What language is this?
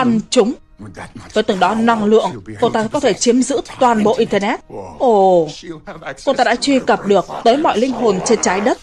Vietnamese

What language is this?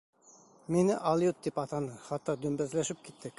Bashkir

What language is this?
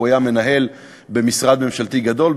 Hebrew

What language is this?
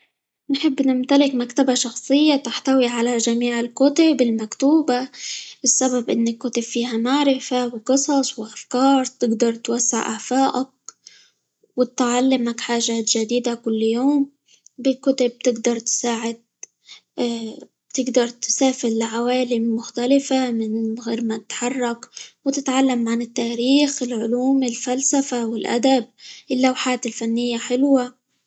Libyan Arabic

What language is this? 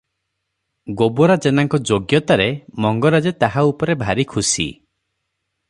Odia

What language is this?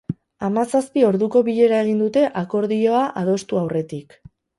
Basque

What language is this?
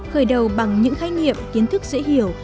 Vietnamese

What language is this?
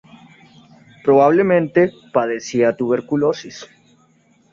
Spanish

